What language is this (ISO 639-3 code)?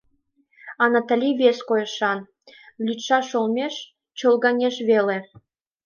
chm